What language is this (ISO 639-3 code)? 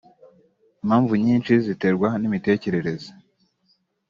kin